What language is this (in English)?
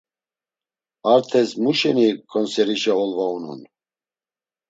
Laz